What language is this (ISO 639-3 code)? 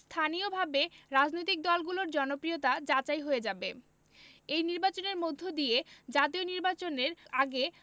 ben